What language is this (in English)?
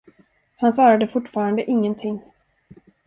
Swedish